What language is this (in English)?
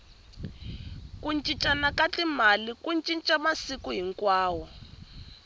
Tsonga